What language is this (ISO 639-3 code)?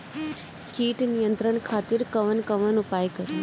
bho